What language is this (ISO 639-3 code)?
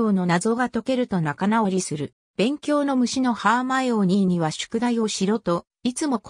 jpn